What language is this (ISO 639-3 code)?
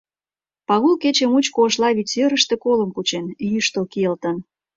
chm